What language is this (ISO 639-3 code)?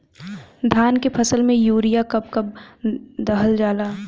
bho